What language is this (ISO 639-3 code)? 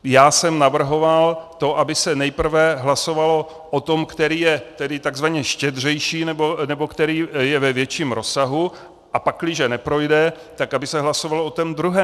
ces